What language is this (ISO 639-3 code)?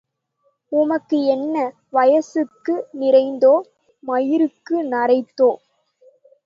tam